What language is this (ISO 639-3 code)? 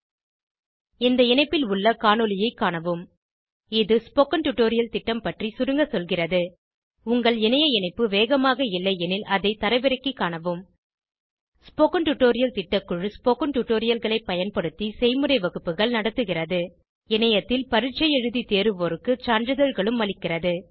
tam